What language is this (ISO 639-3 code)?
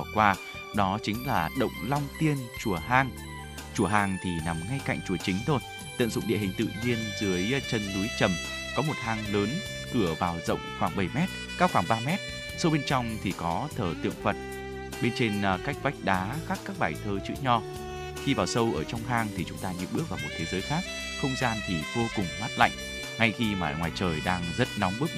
vie